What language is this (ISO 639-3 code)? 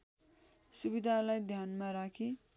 nep